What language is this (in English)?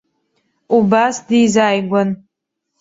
Abkhazian